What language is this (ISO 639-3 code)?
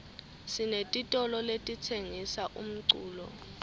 ssw